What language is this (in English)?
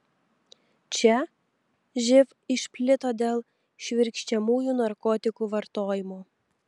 Lithuanian